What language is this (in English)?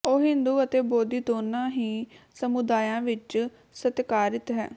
Punjabi